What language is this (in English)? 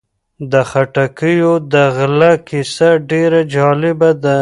Pashto